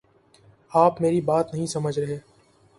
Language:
Urdu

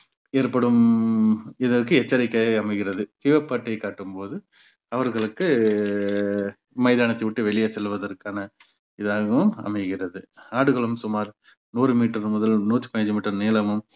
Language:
Tamil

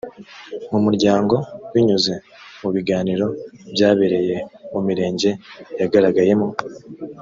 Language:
Kinyarwanda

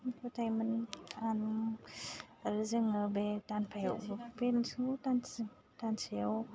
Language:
Bodo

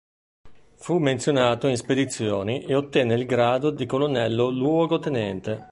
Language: Italian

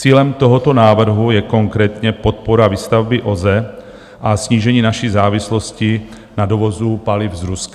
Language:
Czech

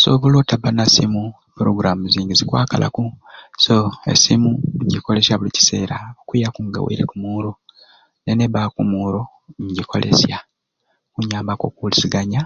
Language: Ruuli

